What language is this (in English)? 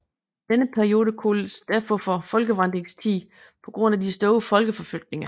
Danish